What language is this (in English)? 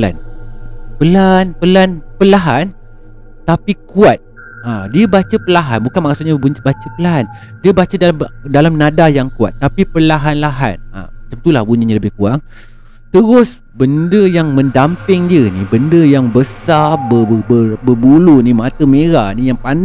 Malay